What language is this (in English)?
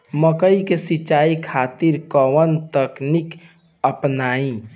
Bhojpuri